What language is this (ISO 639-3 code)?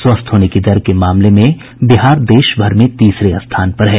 hin